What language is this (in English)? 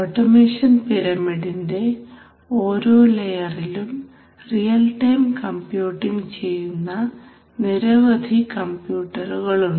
Malayalam